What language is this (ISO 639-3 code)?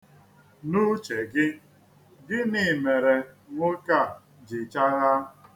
ibo